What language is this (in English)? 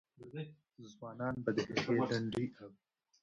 Pashto